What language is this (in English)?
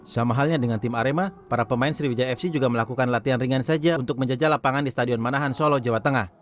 Indonesian